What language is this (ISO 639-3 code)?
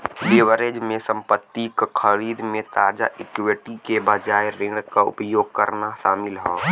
bho